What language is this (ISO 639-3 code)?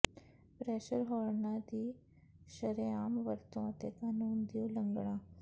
pan